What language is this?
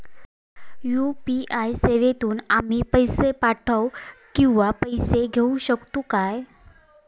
Marathi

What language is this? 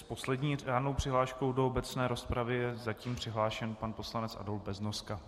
Czech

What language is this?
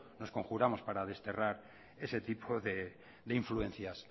Spanish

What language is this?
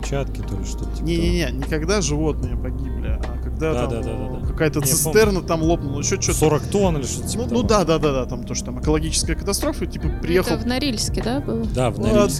Russian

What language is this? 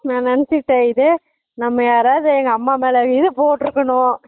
Tamil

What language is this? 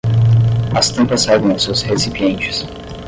Portuguese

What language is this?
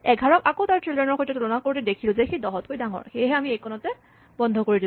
Assamese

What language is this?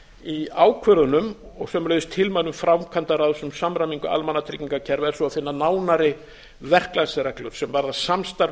Icelandic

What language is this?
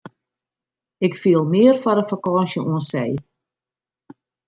Western Frisian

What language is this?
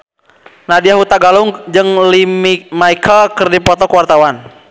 Sundanese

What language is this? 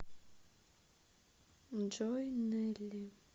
Russian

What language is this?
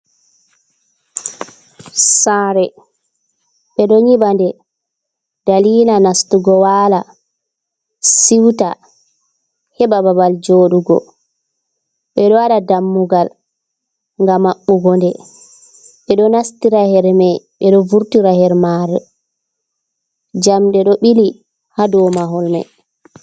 Fula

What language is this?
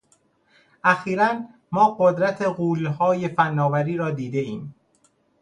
Persian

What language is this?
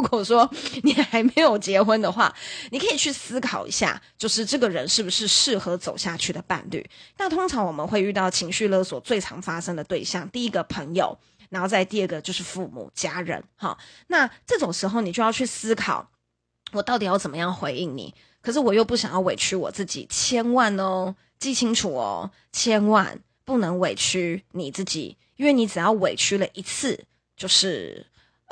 Chinese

